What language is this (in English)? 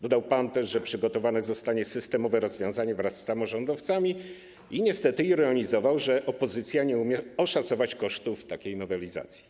Polish